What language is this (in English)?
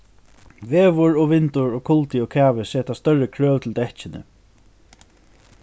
Faroese